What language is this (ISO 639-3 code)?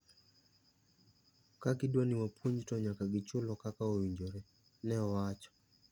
luo